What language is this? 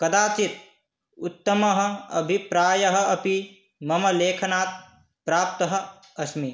Sanskrit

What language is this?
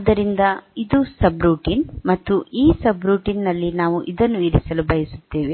Kannada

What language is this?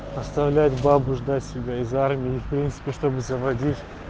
Russian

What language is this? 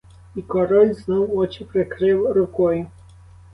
Ukrainian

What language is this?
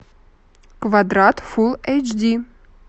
Russian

